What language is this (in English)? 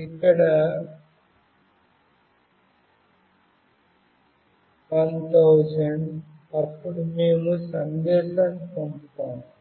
Telugu